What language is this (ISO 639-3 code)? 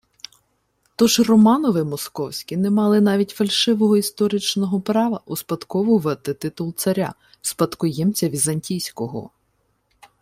ukr